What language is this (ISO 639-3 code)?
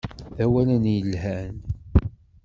kab